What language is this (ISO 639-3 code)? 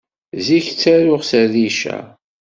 kab